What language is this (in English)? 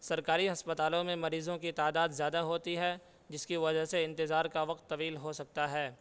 Urdu